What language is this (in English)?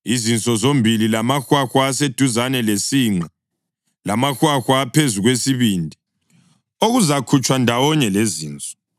North Ndebele